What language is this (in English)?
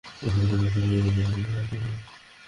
Bangla